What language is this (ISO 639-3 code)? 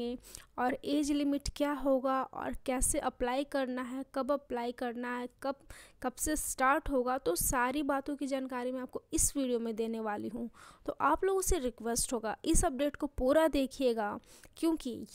hin